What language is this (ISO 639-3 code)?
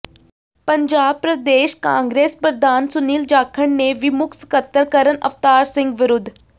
pan